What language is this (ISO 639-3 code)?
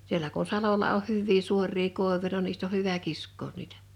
fin